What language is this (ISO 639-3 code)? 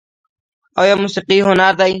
pus